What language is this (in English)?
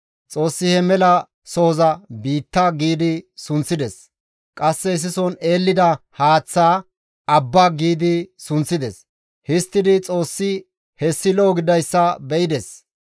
Gamo